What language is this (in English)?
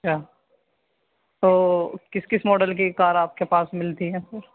Urdu